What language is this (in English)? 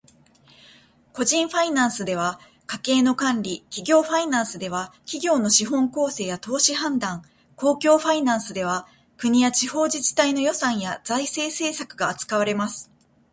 Japanese